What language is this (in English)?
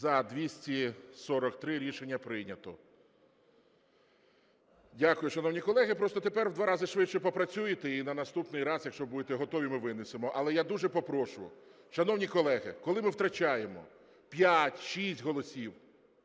Ukrainian